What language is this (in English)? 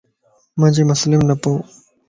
Lasi